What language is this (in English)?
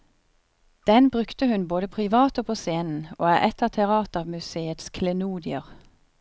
Norwegian